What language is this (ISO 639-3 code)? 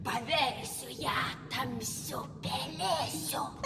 lit